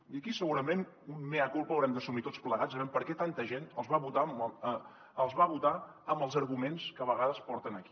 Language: Catalan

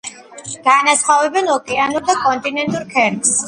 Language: Georgian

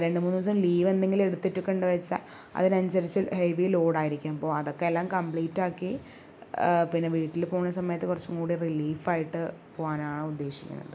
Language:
Malayalam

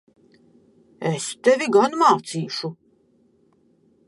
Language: Latvian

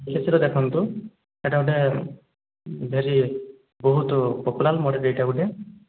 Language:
Odia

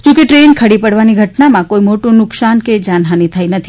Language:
Gujarati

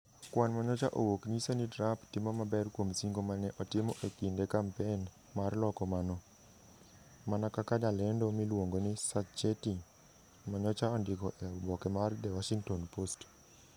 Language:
Luo (Kenya and Tanzania)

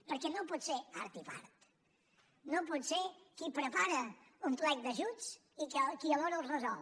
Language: Catalan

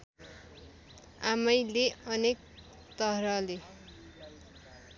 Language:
Nepali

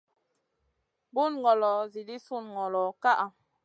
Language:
Masana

